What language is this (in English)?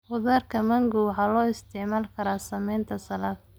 Somali